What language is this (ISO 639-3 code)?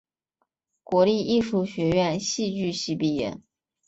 zho